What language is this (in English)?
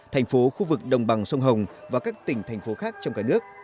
Vietnamese